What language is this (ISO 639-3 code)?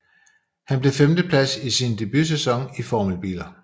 dan